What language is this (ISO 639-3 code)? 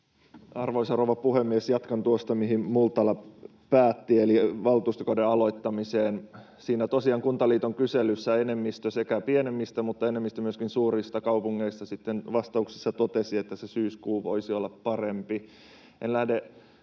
fin